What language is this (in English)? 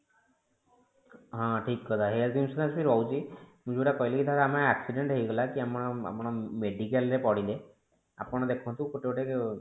Odia